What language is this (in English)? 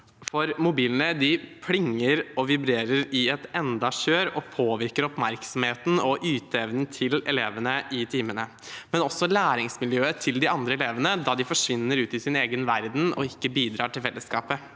Norwegian